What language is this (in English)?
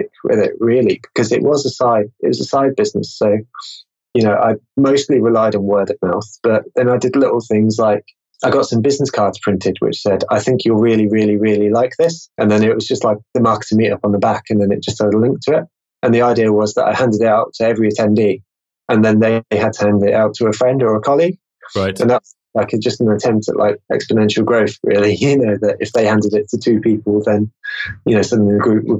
English